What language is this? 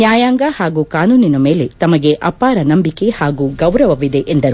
Kannada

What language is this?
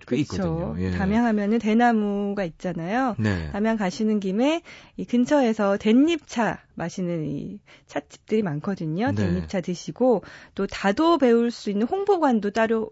Korean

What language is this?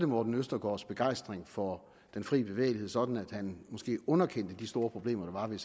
Danish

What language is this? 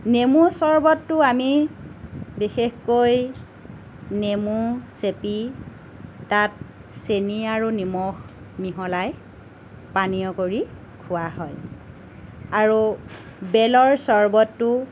Assamese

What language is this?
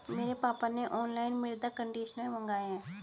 Hindi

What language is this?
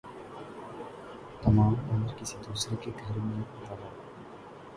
Urdu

